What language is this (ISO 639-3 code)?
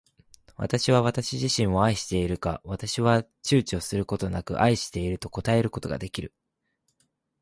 jpn